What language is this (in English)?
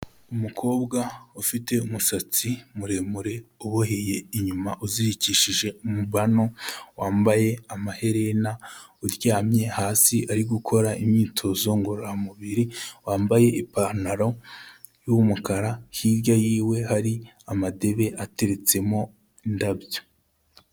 Kinyarwanda